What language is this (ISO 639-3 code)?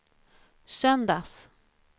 swe